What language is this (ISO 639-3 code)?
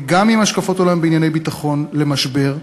heb